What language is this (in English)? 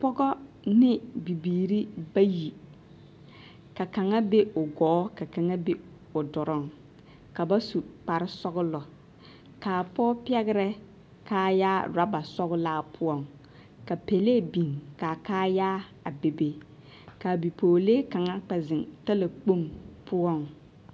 Southern Dagaare